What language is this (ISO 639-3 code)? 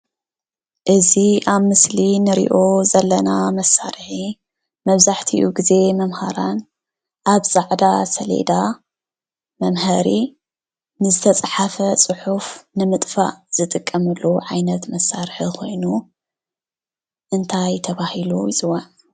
tir